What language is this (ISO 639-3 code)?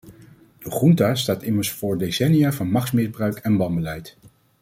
nld